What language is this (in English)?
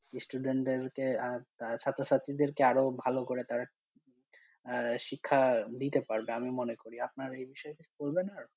Bangla